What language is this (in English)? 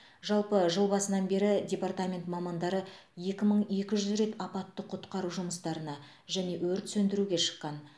Kazakh